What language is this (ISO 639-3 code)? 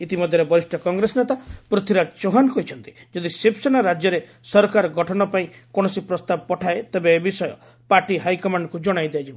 ori